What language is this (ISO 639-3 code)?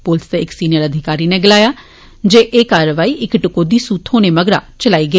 doi